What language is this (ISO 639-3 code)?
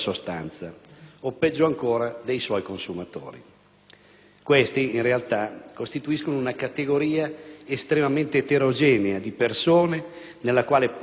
ita